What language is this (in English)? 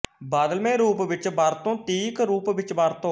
Punjabi